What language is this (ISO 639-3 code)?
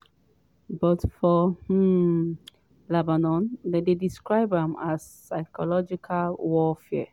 pcm